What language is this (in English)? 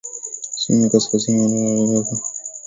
Swahili